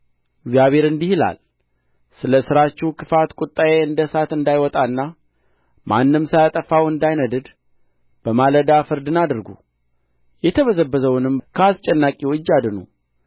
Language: Amharic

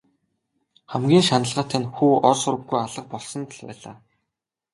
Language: Mongolian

